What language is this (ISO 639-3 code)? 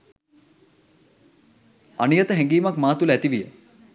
sin